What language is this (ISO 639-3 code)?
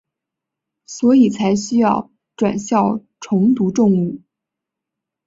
zho